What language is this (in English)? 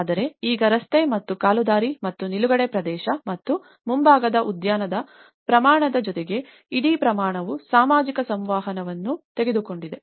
Kannada